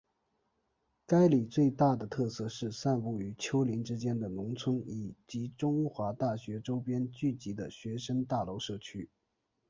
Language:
Chinese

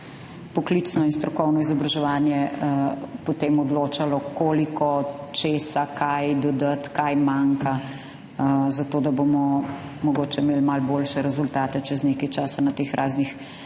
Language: Slovenian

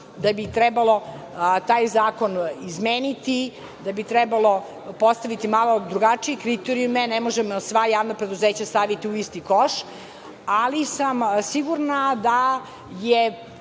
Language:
Serbian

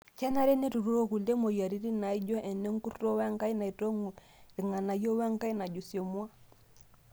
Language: Masai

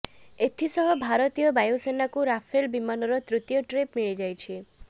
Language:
Odia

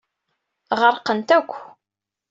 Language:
Kabyle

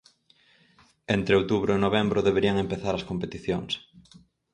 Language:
Galician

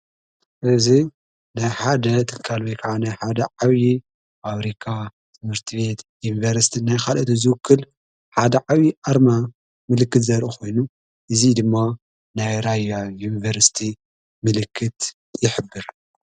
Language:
Tigrinya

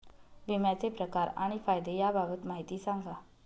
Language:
Marathi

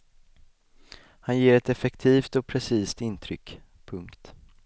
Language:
Swedish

